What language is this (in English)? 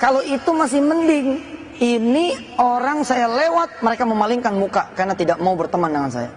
Indonesian